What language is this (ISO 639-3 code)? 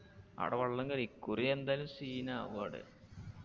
mal